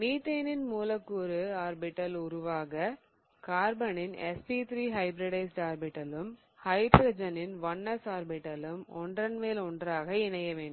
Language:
Tamil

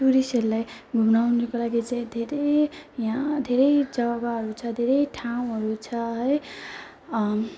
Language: Nepali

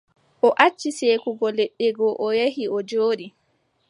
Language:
Adamawa Fulfulde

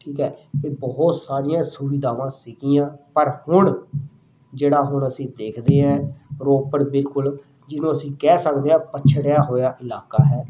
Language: Punjabi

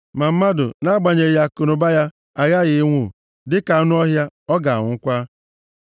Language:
Igbo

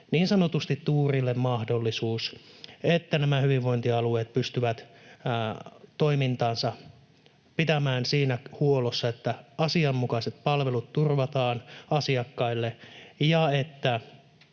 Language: Finnish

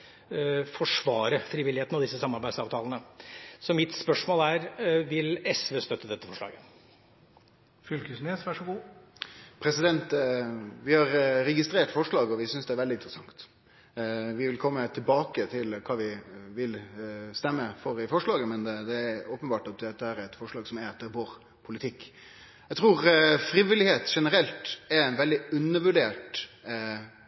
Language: Norwegian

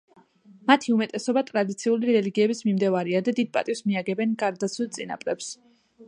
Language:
Georgian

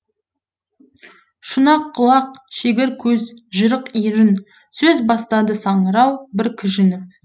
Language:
Kazakh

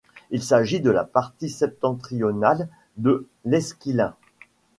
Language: French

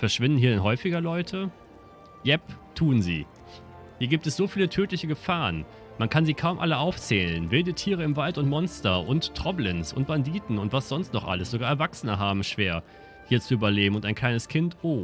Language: German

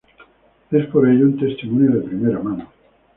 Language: Spanish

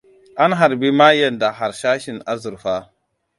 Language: Hausa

